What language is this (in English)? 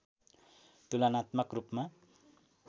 Nepali